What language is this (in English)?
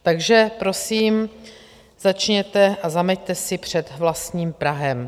Czech